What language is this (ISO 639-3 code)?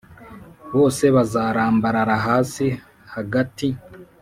kin